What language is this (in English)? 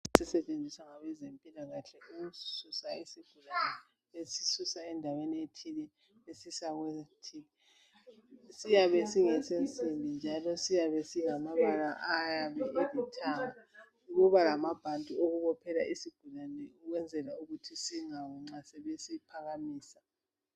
North Ndebele